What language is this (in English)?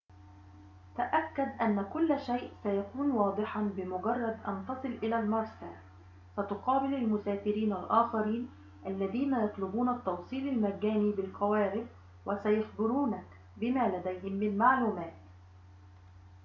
Arabic